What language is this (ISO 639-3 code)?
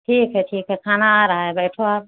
hin